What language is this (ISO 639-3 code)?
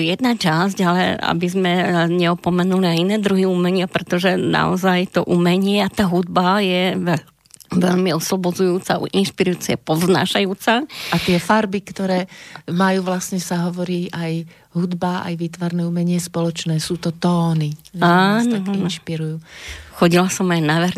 slk